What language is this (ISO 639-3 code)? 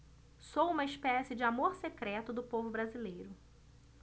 por